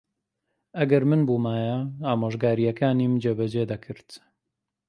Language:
Central Kurdish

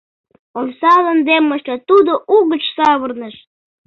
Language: Mari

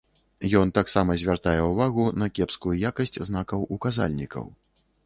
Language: Belarusian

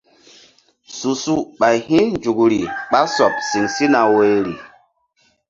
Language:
Mbum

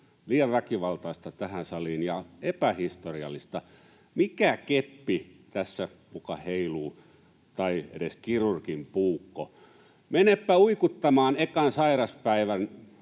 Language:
Finnish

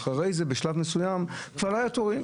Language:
Hebrew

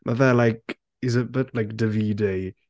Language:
Welsh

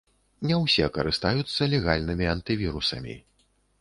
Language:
Belarusian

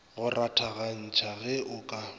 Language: Northern Sotho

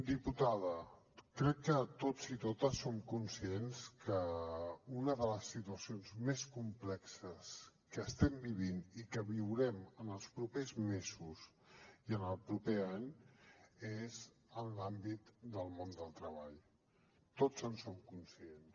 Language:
Catalan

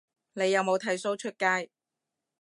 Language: Cantonese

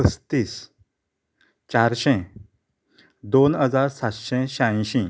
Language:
Konkani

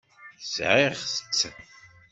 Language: Kabyle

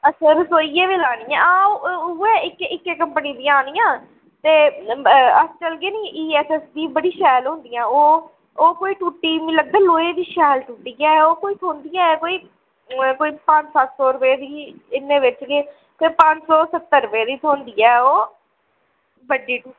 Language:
Dogri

